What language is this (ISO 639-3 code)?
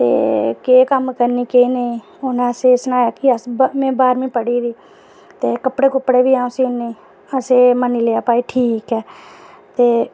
doi